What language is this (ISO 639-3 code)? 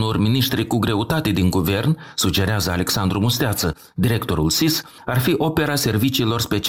ron